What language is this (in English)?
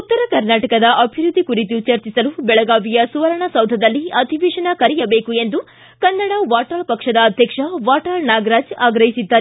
Kannada